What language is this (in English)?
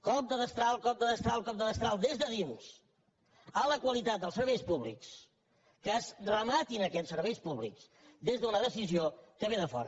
Catalan